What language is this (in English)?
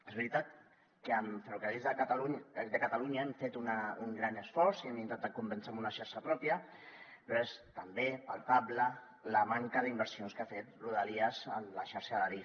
Catalan